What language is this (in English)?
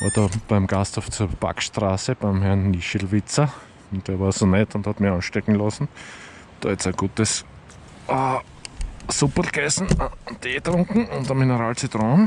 German